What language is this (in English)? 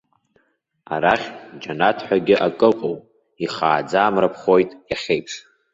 Abkhazian